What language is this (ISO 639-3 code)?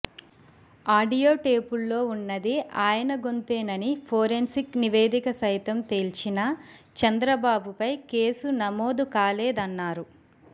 tel